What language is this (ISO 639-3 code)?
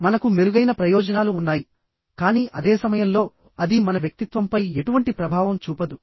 tel